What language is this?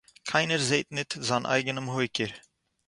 Yiddish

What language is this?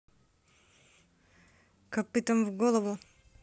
Russian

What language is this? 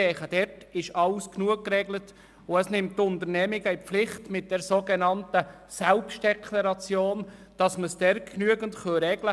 Swiss German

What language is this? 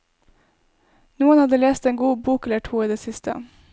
Norwegian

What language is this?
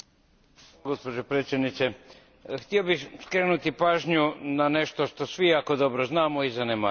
Croatian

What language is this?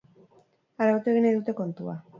Basque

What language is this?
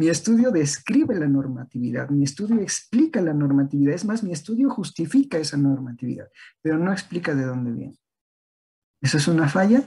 Spanish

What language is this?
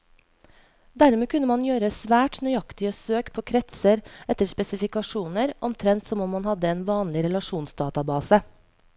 Norwegian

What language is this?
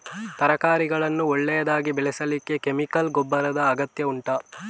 Kannada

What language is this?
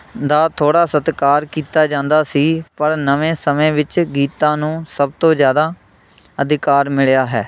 Punjabi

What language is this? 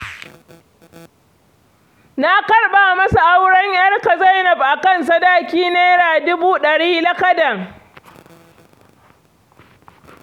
Hausa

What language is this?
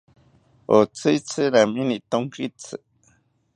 South Ucayali Ashéninka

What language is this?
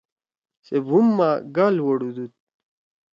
Torwali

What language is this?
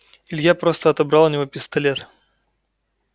Russian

